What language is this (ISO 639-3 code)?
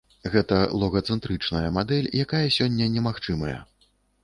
bel